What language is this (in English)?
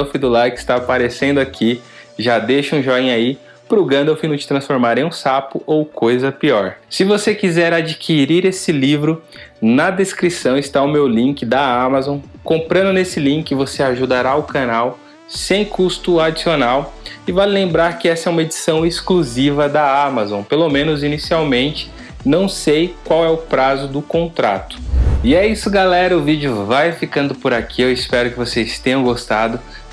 Portuguese